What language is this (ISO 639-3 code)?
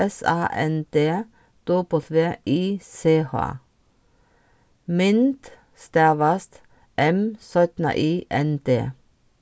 fao